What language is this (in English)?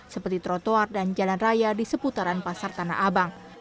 Indonesian